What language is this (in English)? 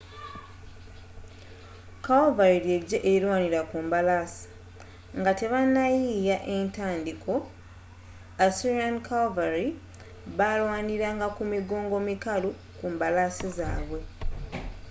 Ganda